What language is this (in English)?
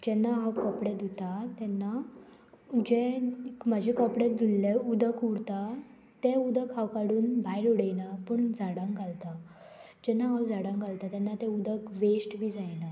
Konkani